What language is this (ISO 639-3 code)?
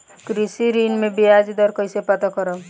bho